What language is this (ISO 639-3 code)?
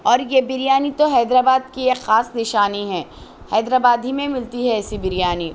urd